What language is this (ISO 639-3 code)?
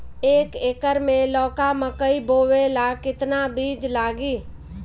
bho